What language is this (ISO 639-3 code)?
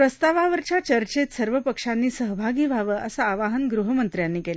mar